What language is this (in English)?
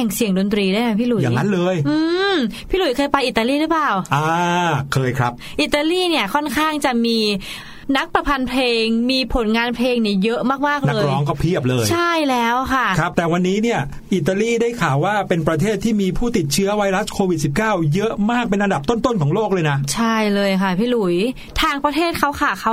Thai